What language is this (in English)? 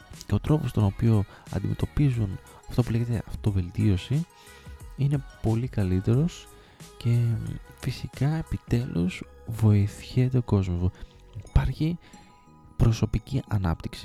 Greek